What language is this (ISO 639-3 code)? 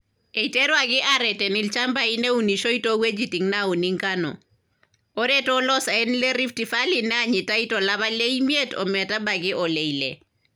mas